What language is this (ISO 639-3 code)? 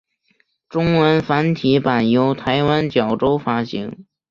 zho